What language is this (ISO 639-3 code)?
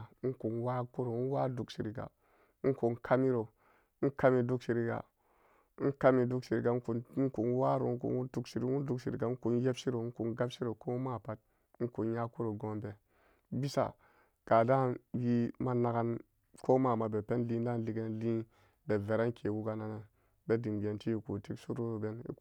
ccg